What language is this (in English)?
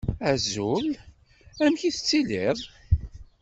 Kabyle